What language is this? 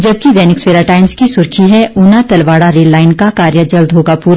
Hindi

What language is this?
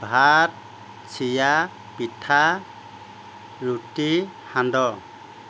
Assamese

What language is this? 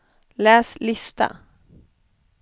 Swedish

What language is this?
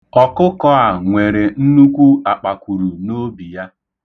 Igbo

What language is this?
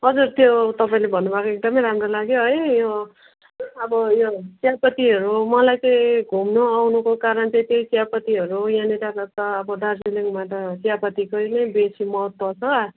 Nepali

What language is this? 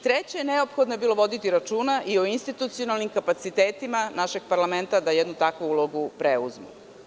Serbian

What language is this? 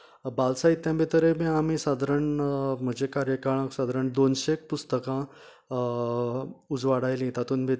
Konkani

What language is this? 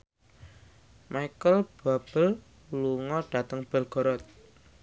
Javanese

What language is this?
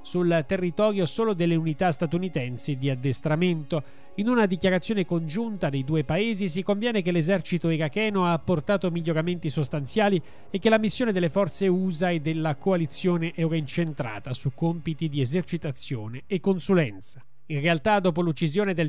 Italian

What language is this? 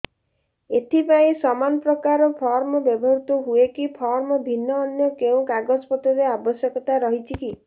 Odia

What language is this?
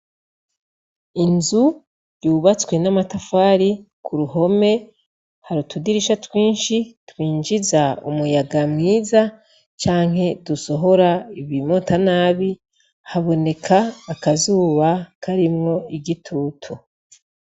Rundi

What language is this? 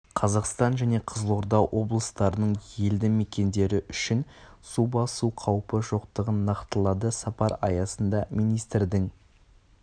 Kazakh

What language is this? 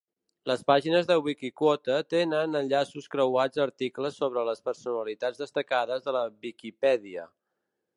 Catalan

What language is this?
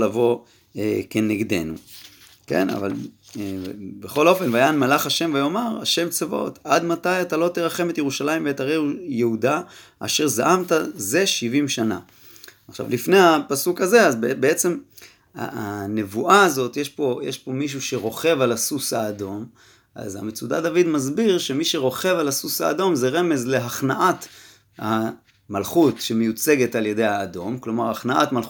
Hebrew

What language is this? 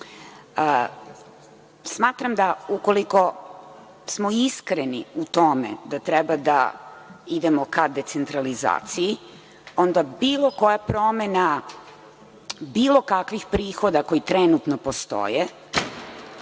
Serbian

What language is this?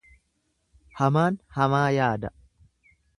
Oromo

